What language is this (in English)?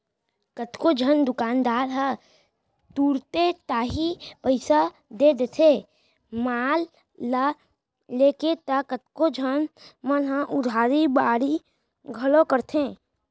Chhattisgarhi